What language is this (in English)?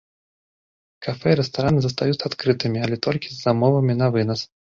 Belarusian